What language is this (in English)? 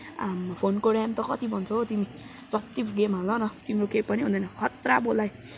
Nepali